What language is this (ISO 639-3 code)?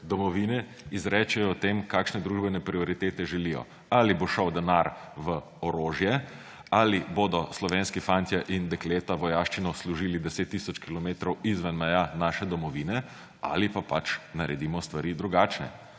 slv